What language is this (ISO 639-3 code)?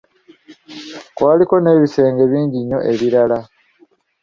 lug